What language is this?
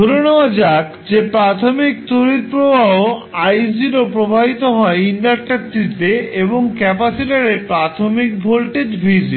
Bangla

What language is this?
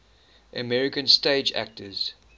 English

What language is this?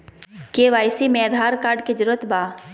Magahi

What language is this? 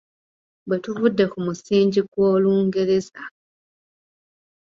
Ganda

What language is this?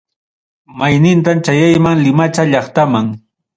Ayacucho Quechua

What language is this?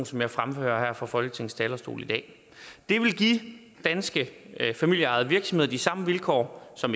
Danish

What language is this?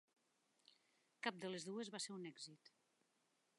Catalan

